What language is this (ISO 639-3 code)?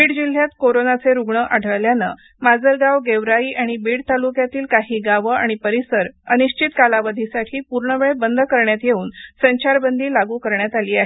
mar